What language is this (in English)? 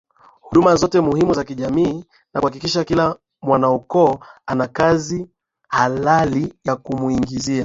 Swahili